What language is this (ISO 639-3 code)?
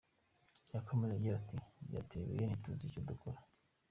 kin